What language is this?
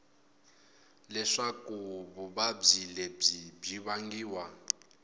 Tsonga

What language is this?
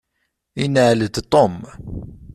Kabyle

